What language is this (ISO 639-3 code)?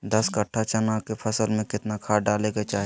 mag